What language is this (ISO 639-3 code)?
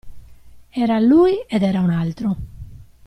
ita